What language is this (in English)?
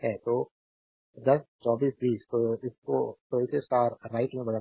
Hindi